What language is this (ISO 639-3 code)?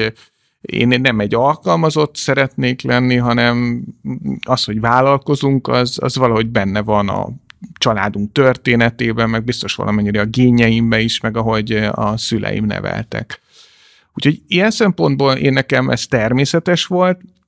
hun